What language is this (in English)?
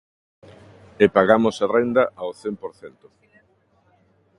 Galician